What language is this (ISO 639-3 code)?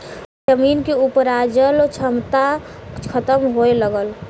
bho